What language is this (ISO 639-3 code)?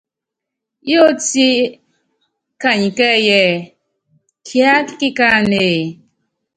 yav